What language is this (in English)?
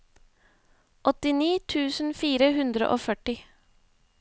Norwegian